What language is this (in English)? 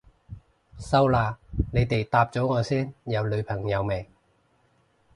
Cantonese